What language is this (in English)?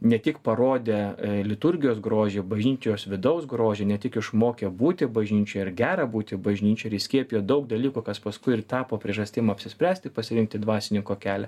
Lithuanian